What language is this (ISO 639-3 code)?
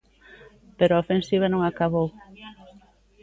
glg